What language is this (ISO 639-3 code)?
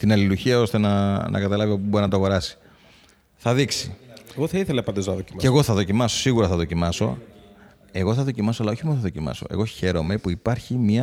ell